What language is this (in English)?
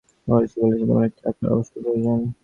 Bangla